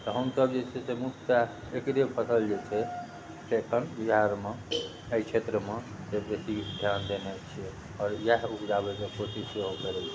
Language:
Maithili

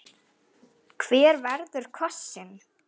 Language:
Icelandic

